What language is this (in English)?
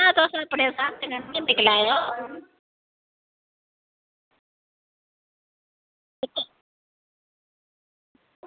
Dogri